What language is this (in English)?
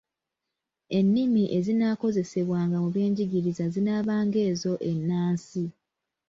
Ganda